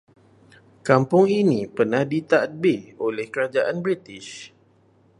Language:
Malay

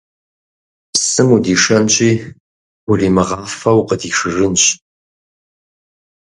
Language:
Kabardian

